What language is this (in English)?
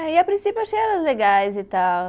Portuguese